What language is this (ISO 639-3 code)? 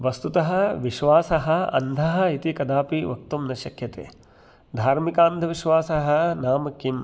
san